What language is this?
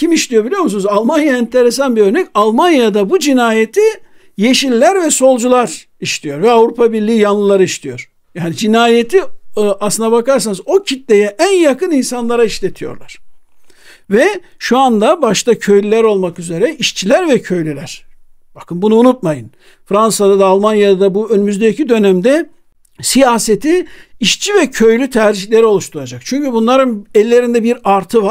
Turkish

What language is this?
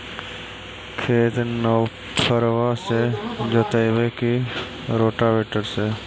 Magahi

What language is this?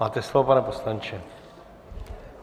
Czech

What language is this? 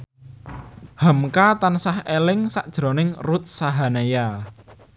Javanese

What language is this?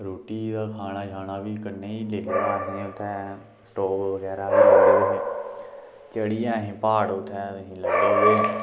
Dogri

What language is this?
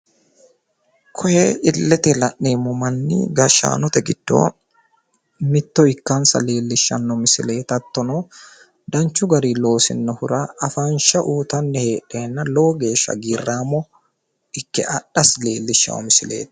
Sidamo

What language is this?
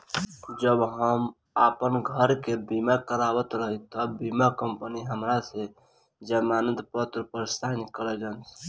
Bhojpuri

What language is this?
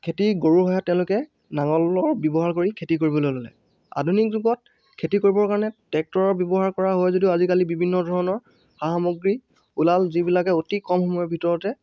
Assamese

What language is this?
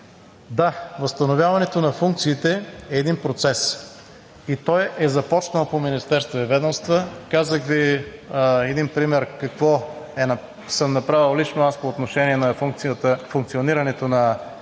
Bulgarian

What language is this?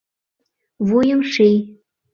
Mari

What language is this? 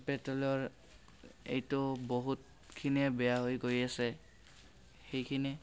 Assamese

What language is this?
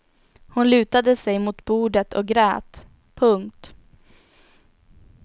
Swedish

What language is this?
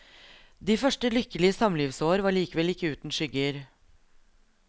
Norwegian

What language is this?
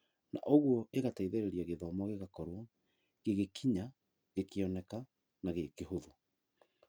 Kikuyu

